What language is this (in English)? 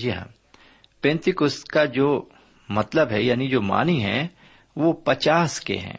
Urdu